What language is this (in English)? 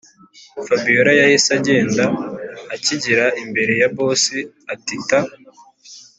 Kinyarwanda